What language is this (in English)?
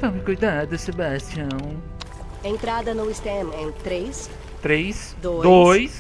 Portuguese